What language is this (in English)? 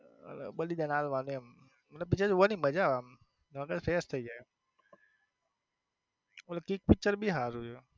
Gujarati